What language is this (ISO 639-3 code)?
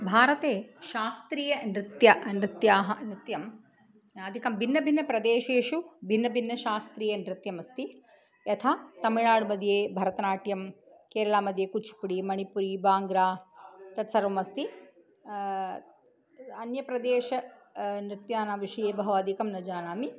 san